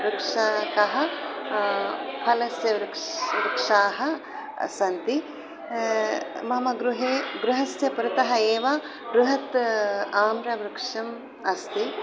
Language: Sanskrit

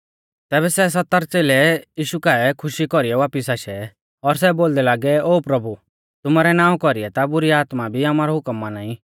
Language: Mahasu Pahari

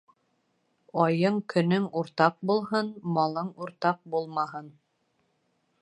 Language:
Bashkir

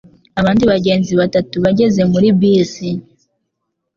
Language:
Kinyarwanda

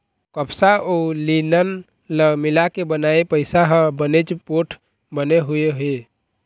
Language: Chhattisgarhi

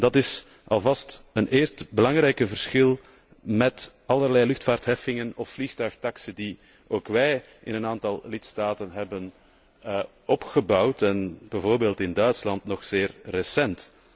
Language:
Dutch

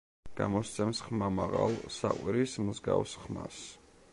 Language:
Georgian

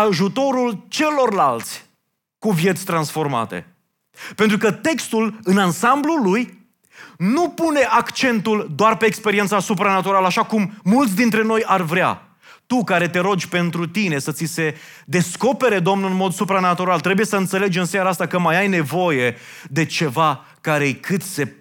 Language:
Romanian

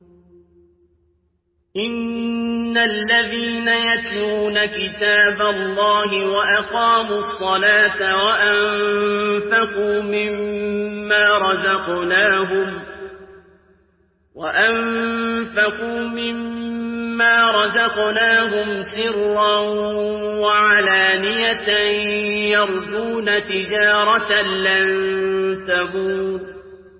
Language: Arabic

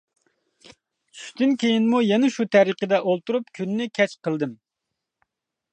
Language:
Uyghur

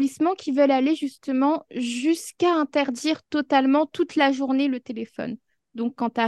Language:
French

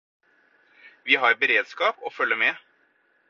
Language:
Norwegian Bokmål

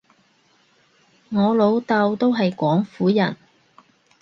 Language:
Cantonese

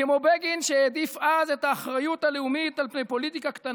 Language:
Hebrew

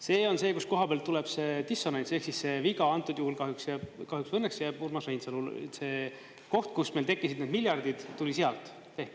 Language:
Estonian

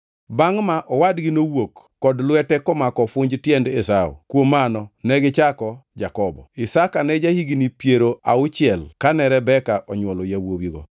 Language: Luo (Kenya and Tanzania)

